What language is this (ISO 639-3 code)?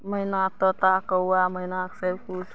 mai